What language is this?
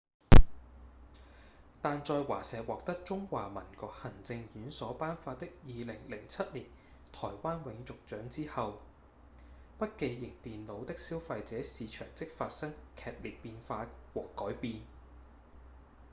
Cantonese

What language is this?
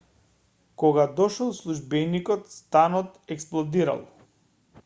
Macedonian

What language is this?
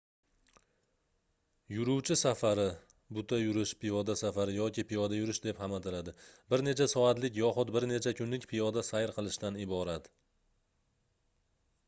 Uzbek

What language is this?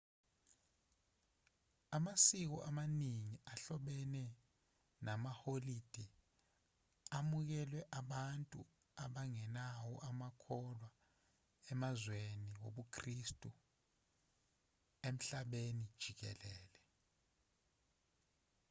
Zulu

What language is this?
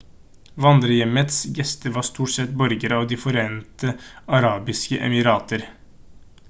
Norwegian Bokmål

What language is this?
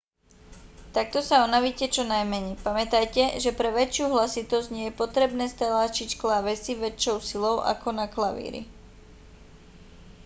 Slovak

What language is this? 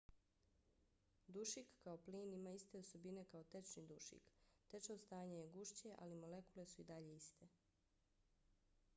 Bosnian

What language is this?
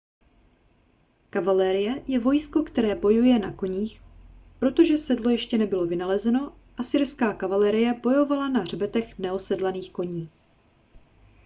Czech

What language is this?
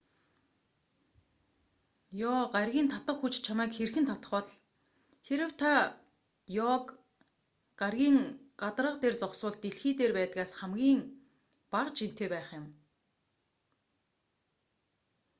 Mongolian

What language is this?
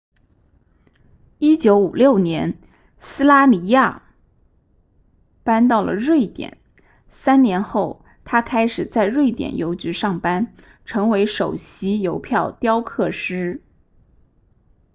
Chinese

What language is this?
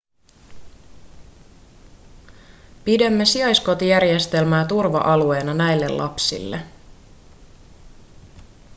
Finnish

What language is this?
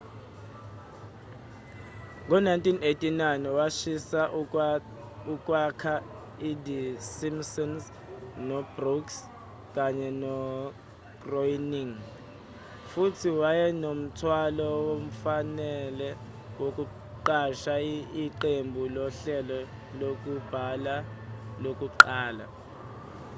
Zulu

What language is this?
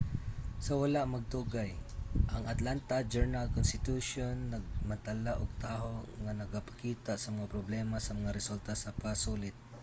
Cebuano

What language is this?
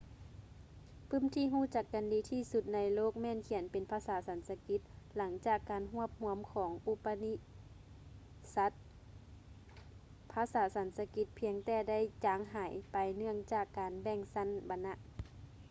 Lao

